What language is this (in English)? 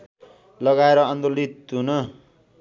Nepali